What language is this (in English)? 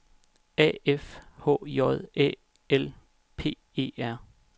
Danish